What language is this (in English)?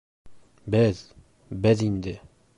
Bashkir